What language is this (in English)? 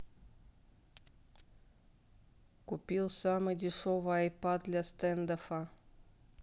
Russian